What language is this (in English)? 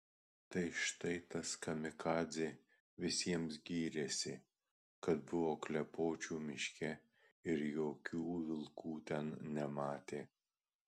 Lithuanian